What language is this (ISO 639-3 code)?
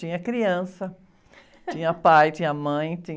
por